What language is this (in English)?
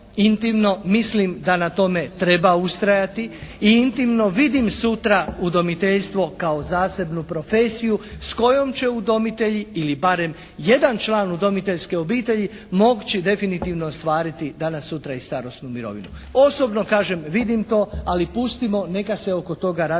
Croatian